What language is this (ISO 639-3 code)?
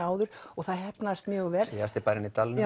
isl